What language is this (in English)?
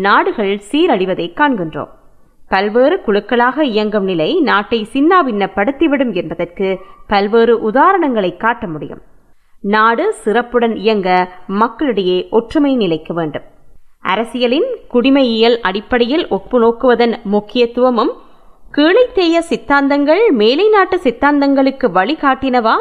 Tamil